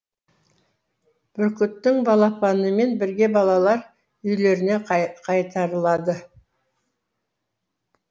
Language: Kazakh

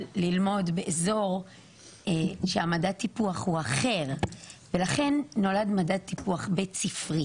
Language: Hebrew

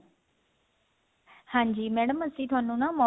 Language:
Punjabi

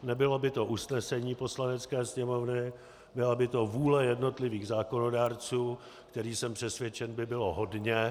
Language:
Czech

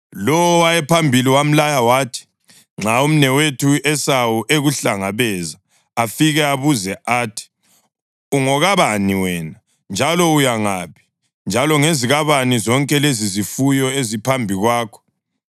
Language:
North Ndebele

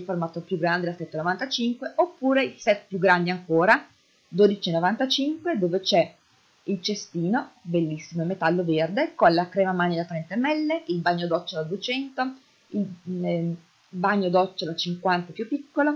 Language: Italian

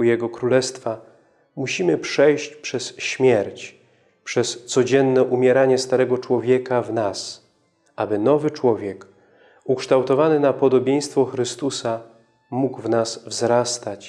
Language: Polish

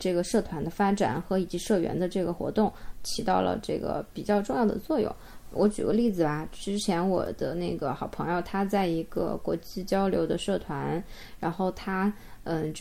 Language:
Chinese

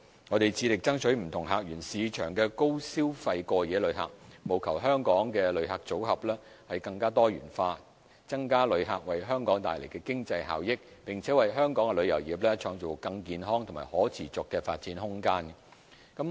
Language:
Cantonese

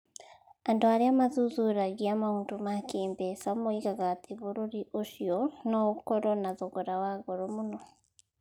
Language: Kikuyu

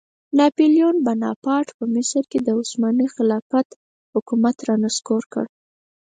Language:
Pashto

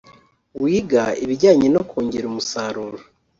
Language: Kinyarwanda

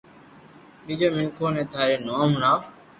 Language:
Loarki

